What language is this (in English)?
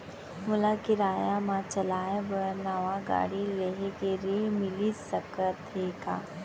Chhattisgarhi